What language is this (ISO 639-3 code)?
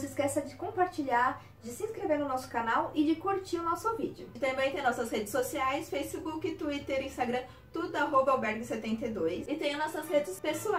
por